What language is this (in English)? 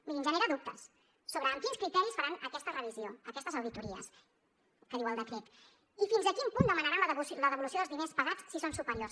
Catalan